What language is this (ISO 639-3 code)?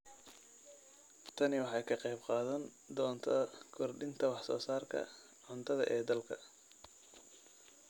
som